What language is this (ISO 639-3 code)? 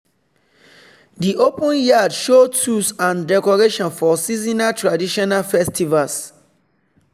pcm